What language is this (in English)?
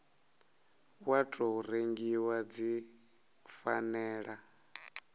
Venda